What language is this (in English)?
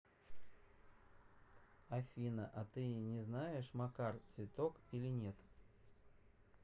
Russian